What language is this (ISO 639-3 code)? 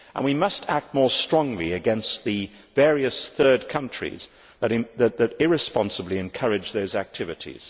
eng